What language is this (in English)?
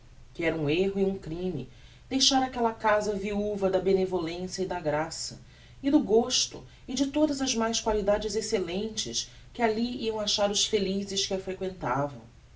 Portuguese